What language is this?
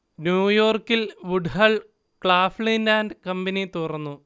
Malayalam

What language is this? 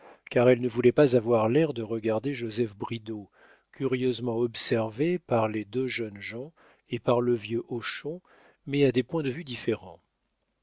French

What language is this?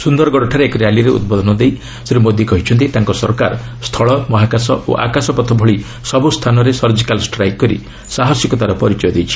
Odia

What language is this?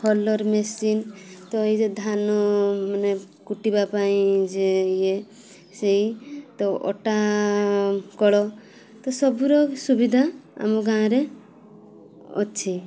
Odia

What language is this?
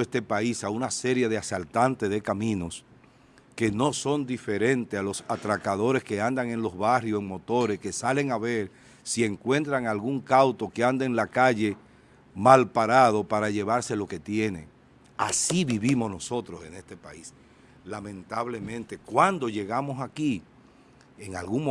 Spanish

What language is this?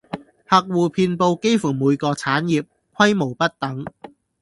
Cantonese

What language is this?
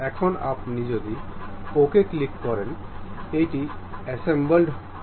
Bangla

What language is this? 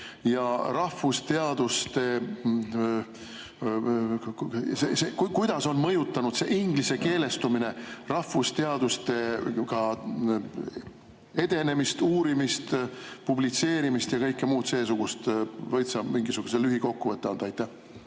Estonian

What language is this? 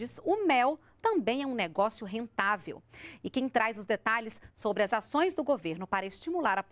Portuguese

